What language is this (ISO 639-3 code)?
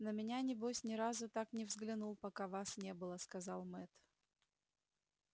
rus